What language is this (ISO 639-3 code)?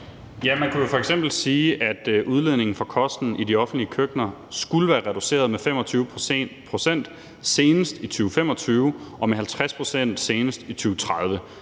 dan